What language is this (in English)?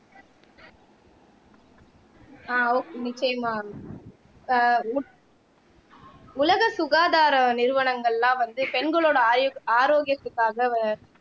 Tamil